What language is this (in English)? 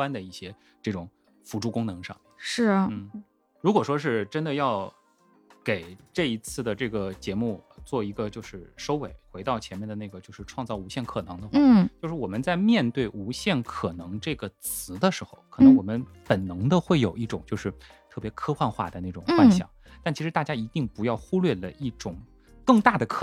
Chinese